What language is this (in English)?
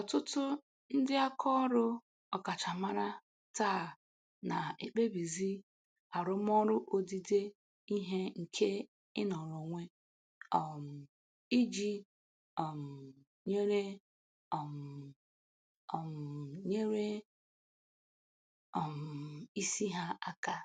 Igbo